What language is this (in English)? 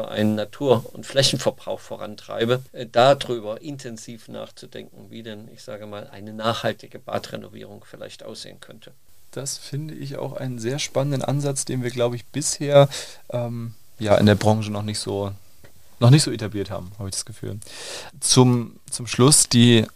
German